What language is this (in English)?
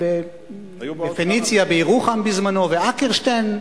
Hebrew